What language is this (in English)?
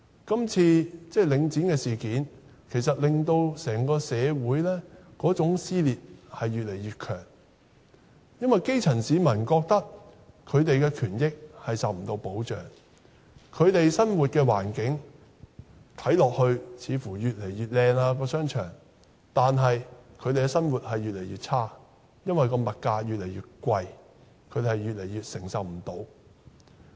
Cantonese